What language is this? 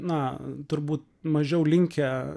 Lithuanian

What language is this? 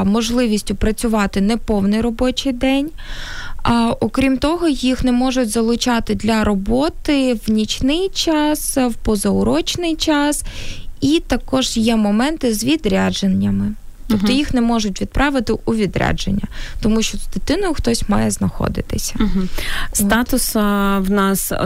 Ukrainian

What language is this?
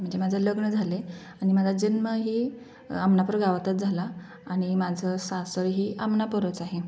Marathi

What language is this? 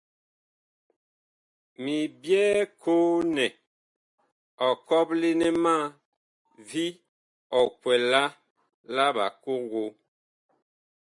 Bakoko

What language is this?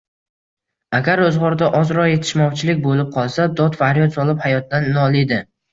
Uzbek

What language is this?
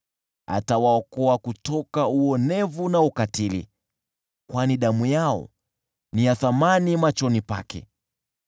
Swahili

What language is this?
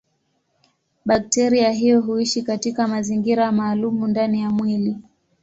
Swahili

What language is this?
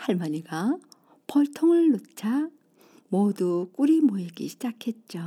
Korean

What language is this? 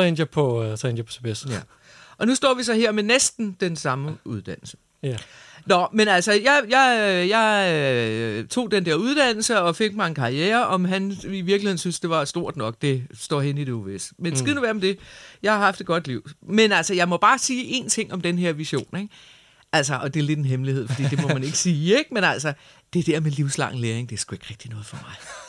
Danish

